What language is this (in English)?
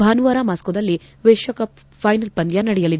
Kannada